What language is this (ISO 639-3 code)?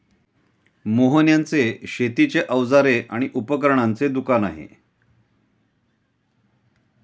mar